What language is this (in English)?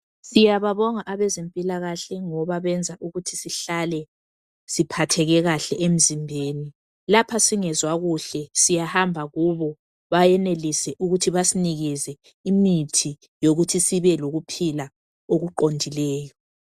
North Ndebele